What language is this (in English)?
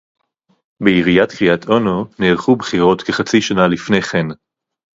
Hebrew